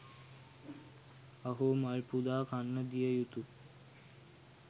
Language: Sinhala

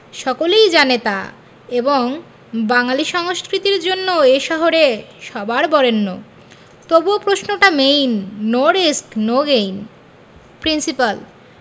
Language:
Bangla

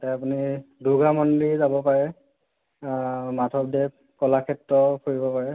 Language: Assamese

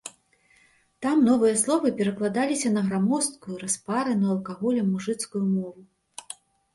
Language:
Belarusian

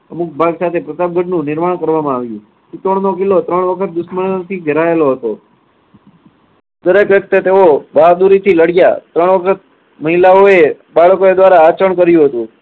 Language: Gujarati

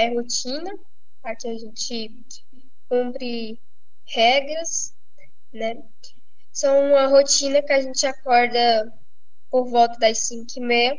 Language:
Portuguese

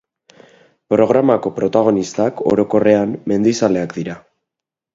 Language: Basque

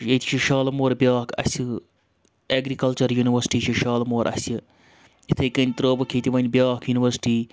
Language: Kashmiri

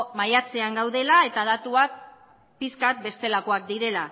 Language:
Basque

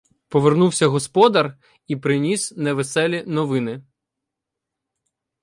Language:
Ukrainian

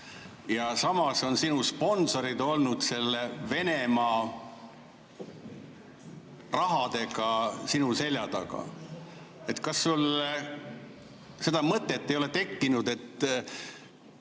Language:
Estonian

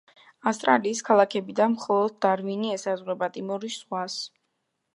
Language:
Georgian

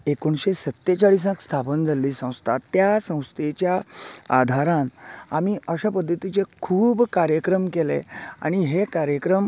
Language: Konkani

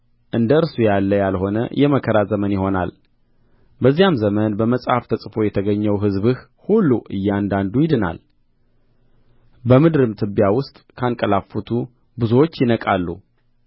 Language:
Amharic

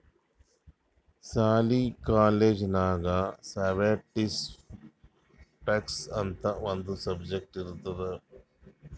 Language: Kannada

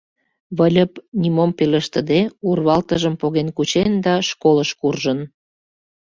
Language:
Mari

